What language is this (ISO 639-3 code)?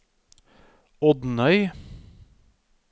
nor